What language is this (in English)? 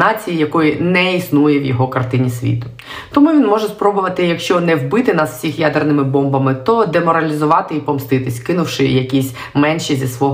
Ukrainian